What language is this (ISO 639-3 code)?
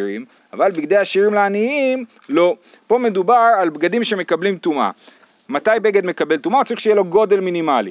heb